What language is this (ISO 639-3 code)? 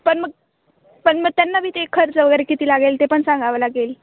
mar